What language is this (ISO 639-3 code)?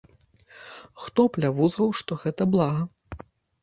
bel